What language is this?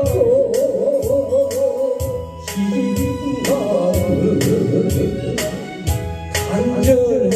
Arabic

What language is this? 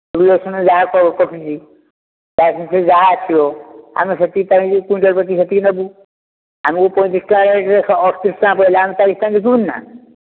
Odia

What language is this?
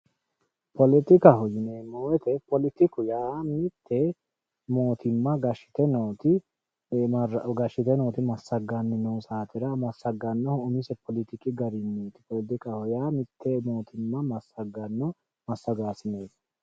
Sidamo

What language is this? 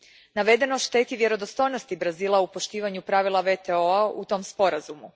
Croatian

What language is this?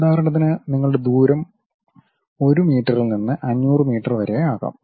Malayalam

